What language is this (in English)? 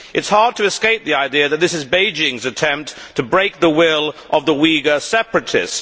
English